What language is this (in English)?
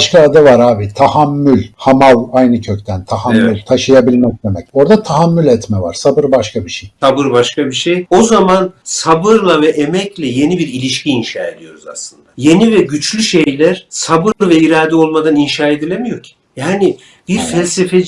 Turkish